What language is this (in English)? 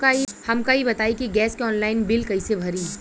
Bhojpuri